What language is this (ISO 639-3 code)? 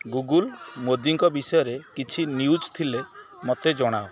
ori